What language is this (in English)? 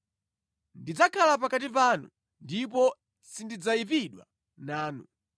Nyanja